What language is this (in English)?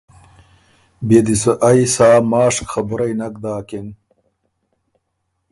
Ormuri